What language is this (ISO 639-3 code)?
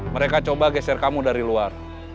ind